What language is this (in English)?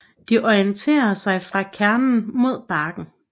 Danish